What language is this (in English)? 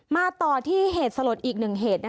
Thai